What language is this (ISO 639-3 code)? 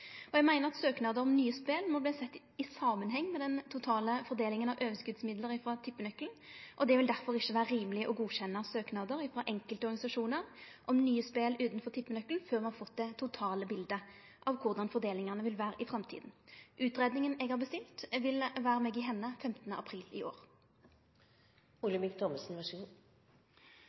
nno